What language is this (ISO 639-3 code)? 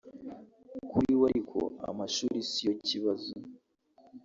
kin